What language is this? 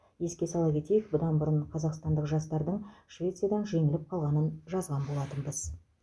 Kazakh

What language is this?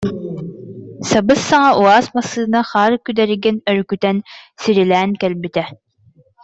Yakut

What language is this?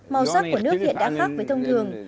Vietnamese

